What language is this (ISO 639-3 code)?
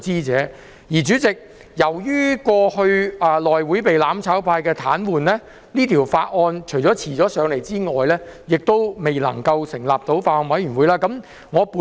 yue